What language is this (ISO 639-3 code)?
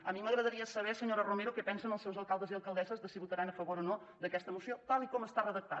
cat